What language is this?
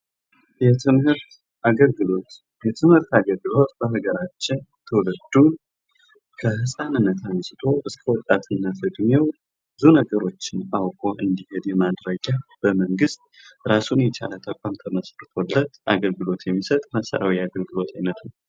Amharic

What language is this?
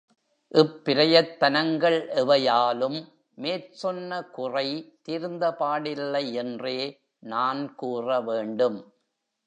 Tamil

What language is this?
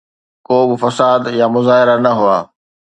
Sindhi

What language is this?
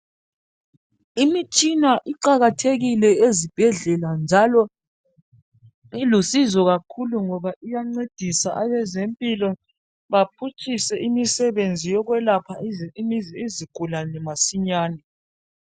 North Ndebele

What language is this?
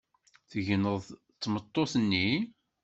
Kabyle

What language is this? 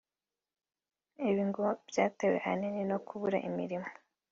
Kinyarwanda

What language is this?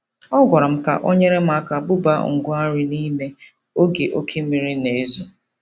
Igbo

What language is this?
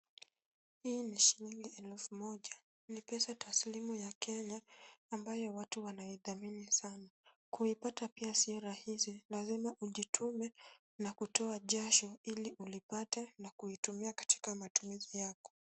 Swahili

